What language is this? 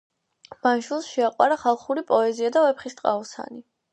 Georgian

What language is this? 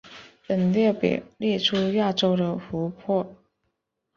Chinese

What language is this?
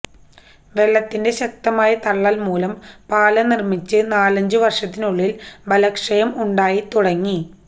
Malayalam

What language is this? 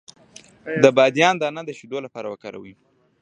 Pashto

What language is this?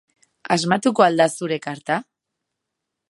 Basque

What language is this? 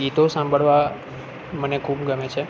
Gujarati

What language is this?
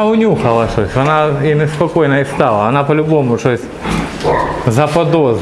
Russian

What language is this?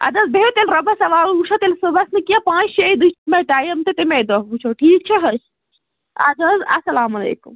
Kashmiri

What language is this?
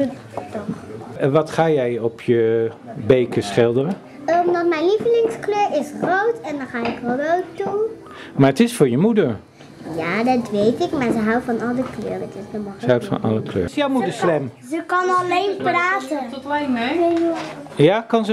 Dutch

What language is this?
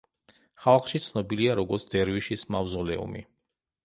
Georgian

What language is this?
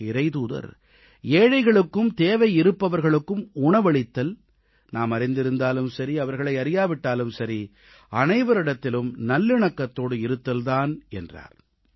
Tamil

